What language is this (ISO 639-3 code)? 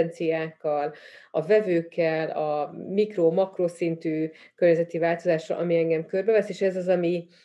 hun